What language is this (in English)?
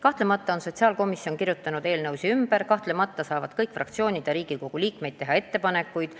Estonian